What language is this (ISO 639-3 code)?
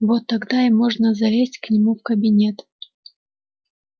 rus